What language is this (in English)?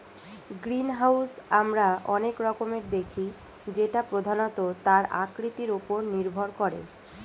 Bangla